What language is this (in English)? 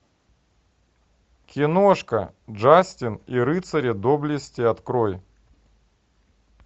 Russian